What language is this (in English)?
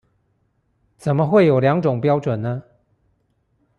Chinese